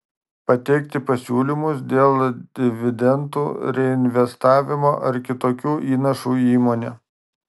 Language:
Lithuanian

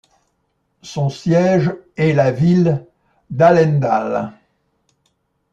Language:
French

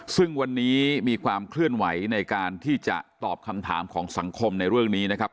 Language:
Thai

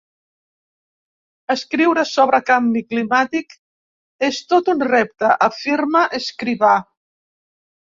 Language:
Catalan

